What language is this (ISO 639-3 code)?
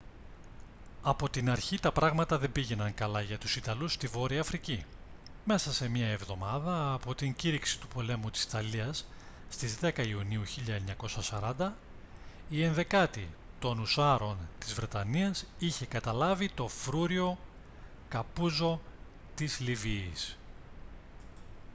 ell